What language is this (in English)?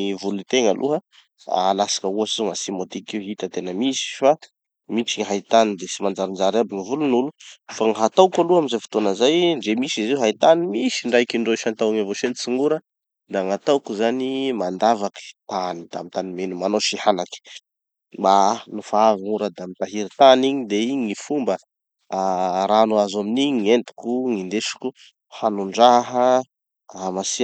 Tanosy Malagasy